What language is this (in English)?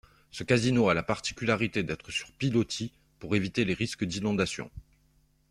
French